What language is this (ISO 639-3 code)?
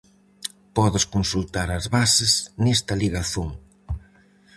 glg